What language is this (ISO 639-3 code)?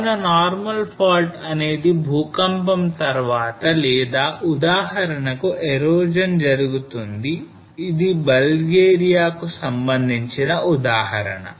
tel